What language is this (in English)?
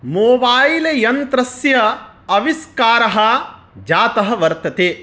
Sanskrit